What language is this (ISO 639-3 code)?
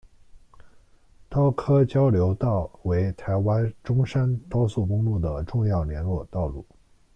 zho